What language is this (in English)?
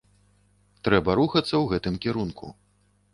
Belarusian